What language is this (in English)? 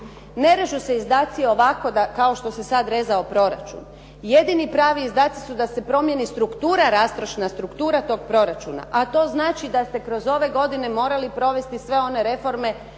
Croatian